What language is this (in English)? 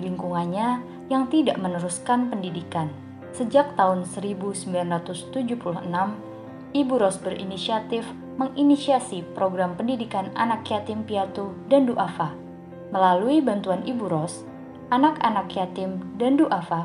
Indonesian